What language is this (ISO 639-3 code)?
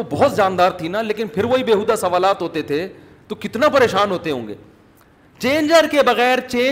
urd